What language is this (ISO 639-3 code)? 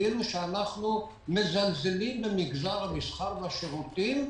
heb